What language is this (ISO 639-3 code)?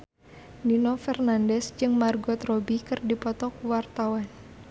sun